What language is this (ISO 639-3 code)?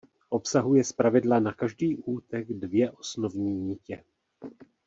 ces